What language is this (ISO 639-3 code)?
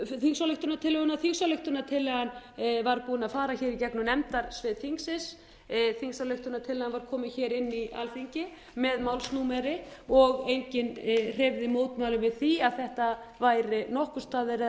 isl